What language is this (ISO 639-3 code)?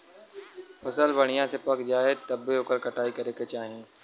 bho